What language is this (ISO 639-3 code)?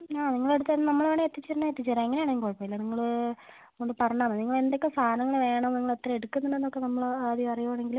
mal